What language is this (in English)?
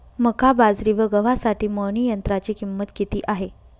Marathi